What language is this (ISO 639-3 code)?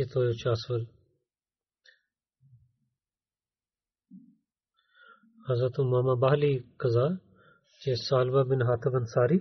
bul